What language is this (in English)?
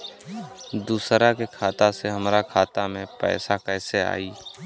Bhojpuri